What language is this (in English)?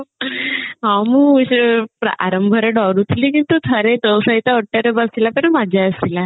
Odia